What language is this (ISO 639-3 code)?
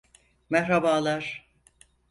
tur